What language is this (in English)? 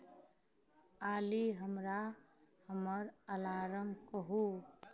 Maithili